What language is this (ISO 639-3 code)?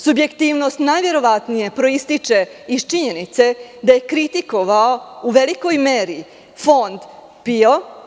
srp